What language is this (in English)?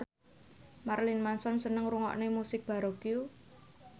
Javanese